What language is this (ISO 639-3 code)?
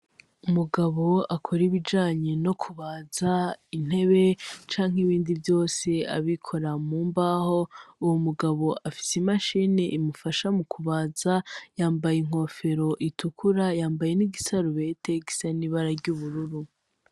run